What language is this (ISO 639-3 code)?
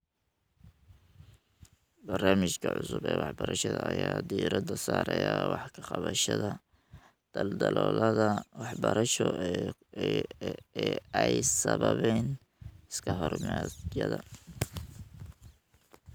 som